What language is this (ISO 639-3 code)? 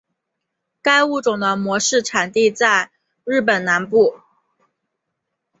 zho